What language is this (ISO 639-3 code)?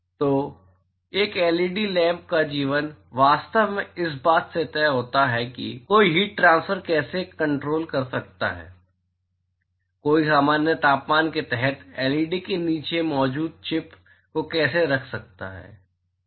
hin